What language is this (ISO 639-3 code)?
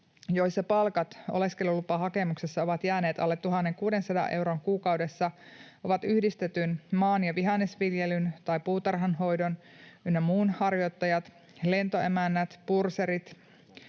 fin